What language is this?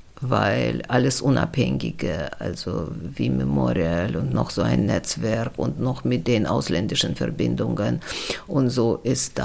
German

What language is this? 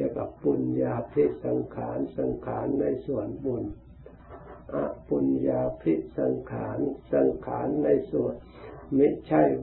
Thai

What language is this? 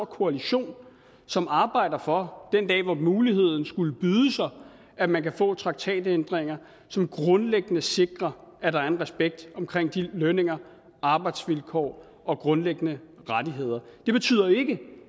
Danish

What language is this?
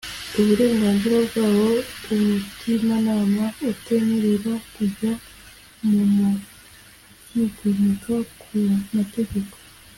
Kinyarwanda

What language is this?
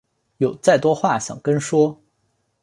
Chinese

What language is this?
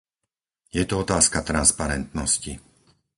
Slovak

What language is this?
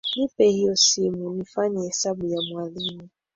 Swahili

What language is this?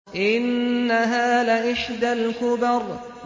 Arabic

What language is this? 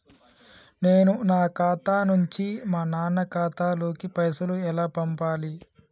Telugu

